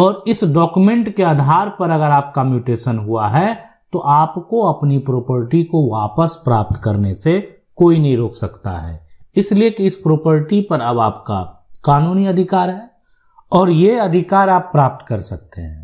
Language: Hindi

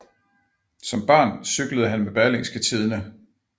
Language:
Danish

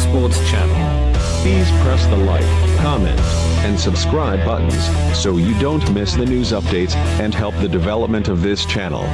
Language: Indonesian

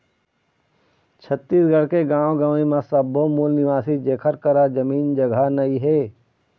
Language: Chhattisgarhi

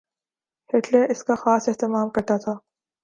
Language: Urdu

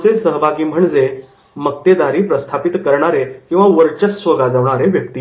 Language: Marathi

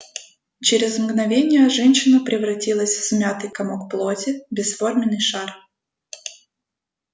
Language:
Russian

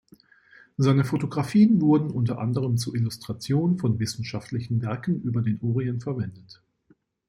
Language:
German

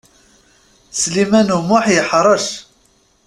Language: Kabyle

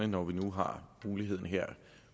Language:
Danish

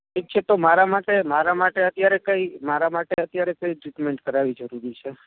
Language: Gujarati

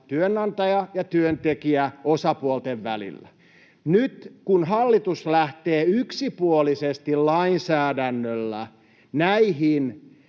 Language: Finnish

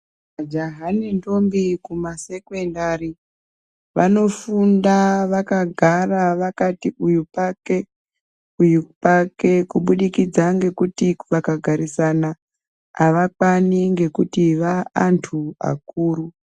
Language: Ndau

